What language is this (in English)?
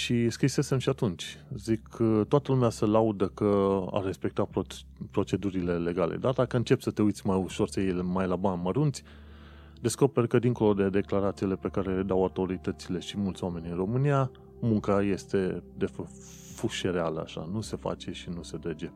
Romanian